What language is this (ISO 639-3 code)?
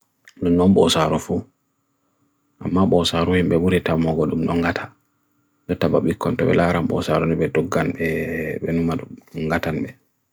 fui